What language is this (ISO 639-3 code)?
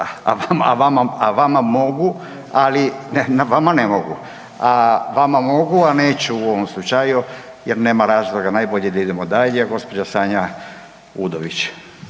hrv